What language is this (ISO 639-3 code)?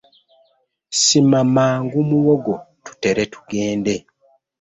lug